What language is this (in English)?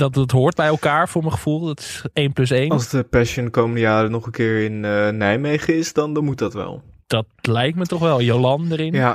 Dutch